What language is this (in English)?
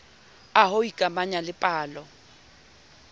Southern Sotho